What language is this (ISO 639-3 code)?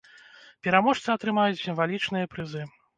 bel